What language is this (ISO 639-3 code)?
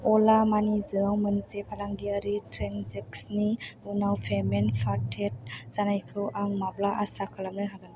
brx